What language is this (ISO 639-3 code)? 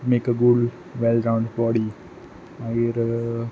kok